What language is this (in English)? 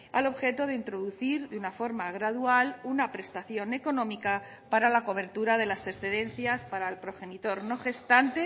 Spanish